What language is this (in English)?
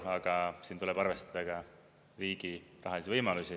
Estonian